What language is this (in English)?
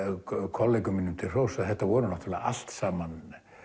Icelandic